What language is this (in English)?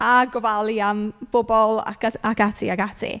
Welsh